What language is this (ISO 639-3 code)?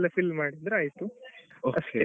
kan